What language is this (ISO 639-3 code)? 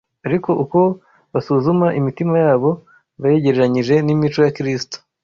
kin